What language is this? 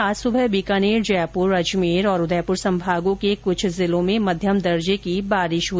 Hindi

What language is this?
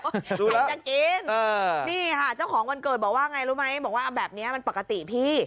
Thai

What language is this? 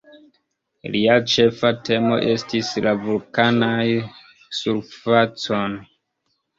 Esperanto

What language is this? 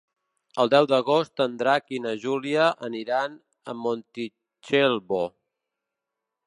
Catalan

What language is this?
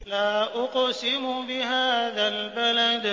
Arabic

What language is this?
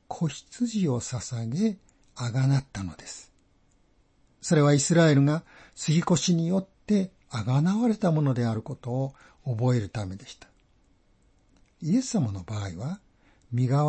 Japanese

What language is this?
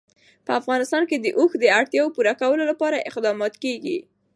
Pashto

